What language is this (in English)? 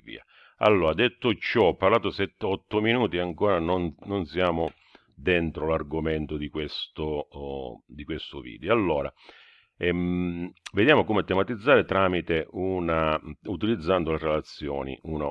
Italian